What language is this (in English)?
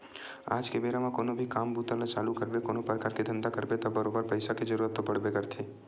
Chhattisgarhi